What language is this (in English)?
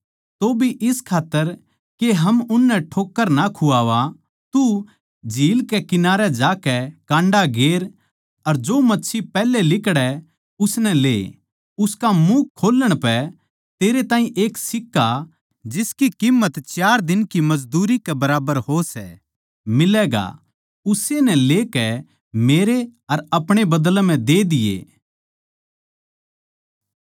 Haryanvi